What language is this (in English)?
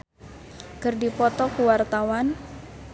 Sundanese